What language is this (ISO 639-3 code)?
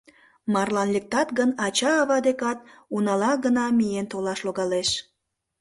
chm